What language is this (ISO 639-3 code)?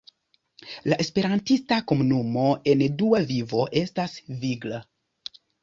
epo